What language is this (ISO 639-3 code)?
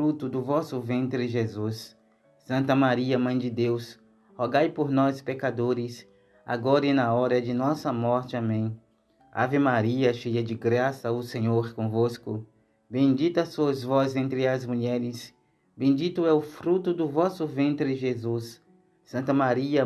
por